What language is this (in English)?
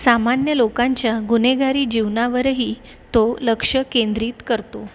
Marathi